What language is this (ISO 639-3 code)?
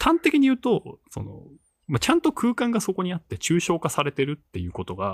jpn